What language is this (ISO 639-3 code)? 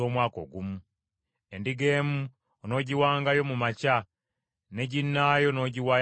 lug